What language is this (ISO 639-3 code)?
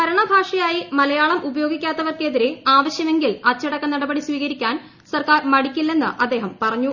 mal